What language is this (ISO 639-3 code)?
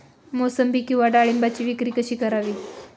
mar